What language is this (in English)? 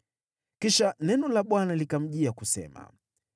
Swahili